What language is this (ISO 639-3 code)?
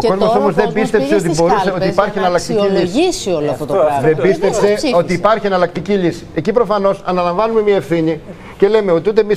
ell